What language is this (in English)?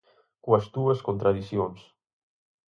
Galician